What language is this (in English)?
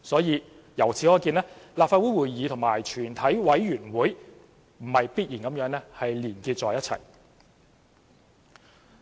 Cantonese